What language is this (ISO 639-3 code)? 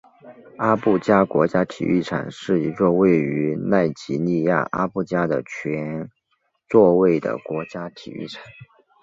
zho